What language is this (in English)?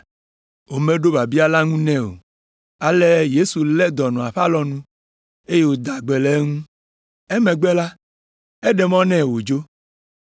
Ewe